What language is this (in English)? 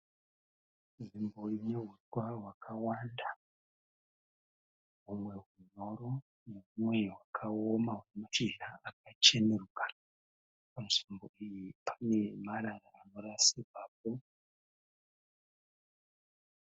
Shona